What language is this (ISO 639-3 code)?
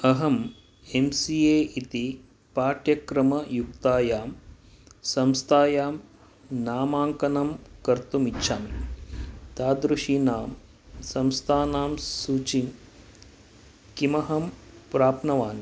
san